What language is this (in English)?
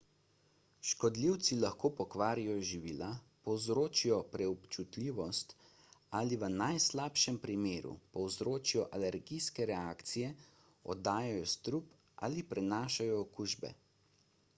Slovenian